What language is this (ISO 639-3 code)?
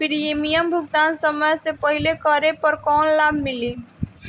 bho